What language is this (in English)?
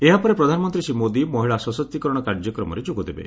Odia